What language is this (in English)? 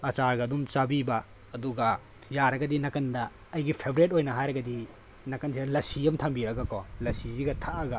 Manipuri